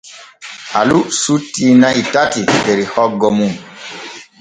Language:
Borgu Fulfulde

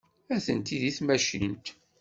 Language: Kabyle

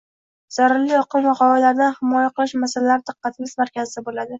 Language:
Uzbek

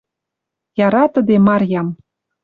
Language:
Western Mari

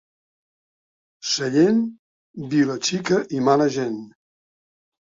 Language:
Catalan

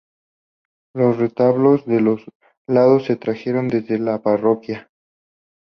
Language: Spanish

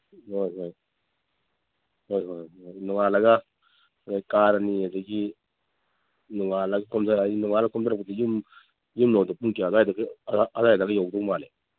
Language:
Manipuri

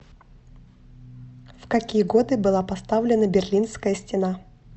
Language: Russian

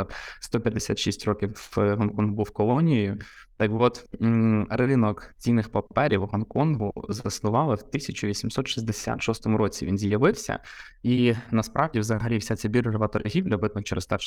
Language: Ukrainian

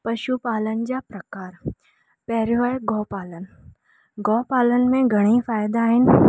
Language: Sindhi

